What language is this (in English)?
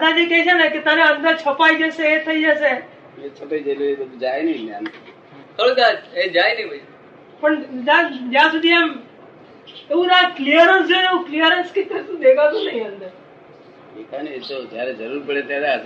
Gujarati